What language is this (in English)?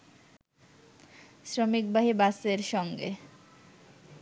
Bangla